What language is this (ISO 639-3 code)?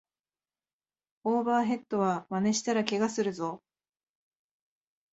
jpn